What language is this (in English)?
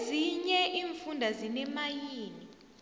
South Ndebele